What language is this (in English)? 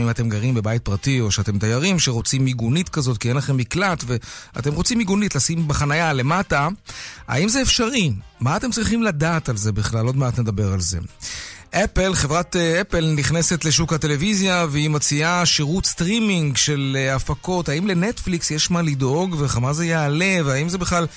Hebrew